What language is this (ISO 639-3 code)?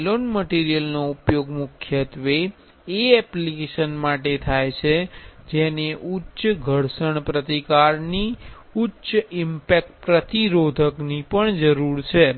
guj